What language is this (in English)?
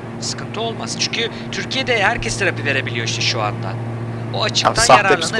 Turkish